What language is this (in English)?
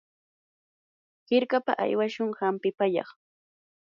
Yanahuanca Pasco Quechua